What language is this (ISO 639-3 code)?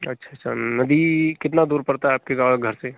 hin